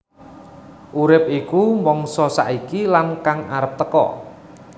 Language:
Javanese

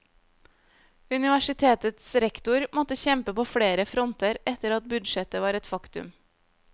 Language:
Norwegian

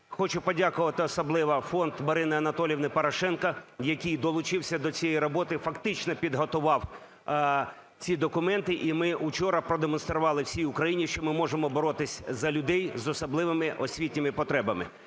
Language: Ukrainian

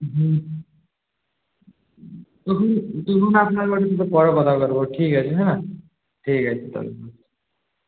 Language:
Bangla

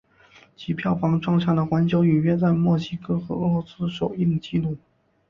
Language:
Chinese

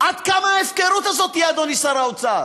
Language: Hebrew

